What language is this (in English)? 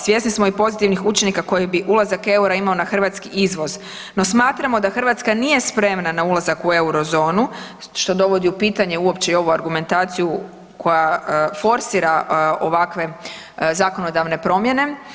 Croatian